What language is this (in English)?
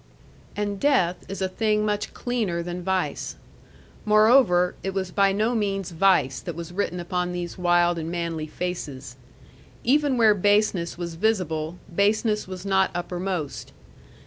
English